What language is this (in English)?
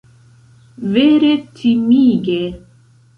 Esperanto